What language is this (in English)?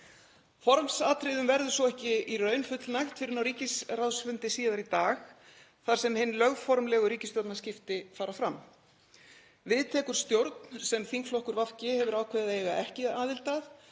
Icelandic